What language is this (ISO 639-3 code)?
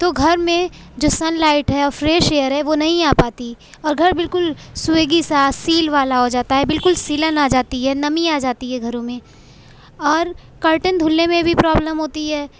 urd